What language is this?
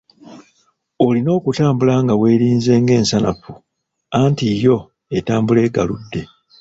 Ganda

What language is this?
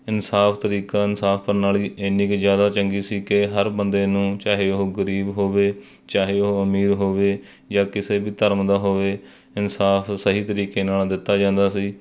Punjabi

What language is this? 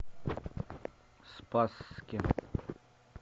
Russian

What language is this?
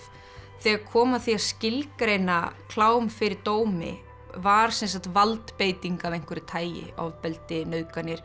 Icelandic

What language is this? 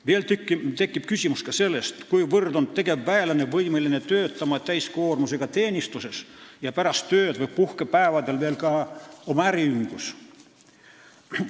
Estonian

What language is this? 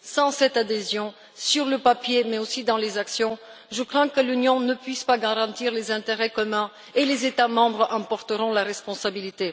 French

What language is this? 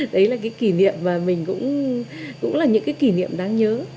Vietnamese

